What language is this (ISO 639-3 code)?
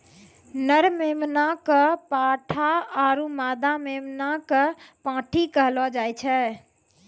mai